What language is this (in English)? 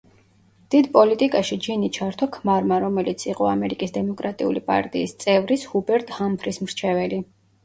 Georgian